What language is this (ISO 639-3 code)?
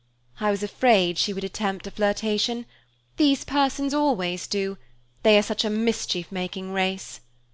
eng